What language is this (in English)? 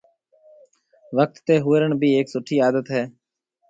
Marwari (Pakistan)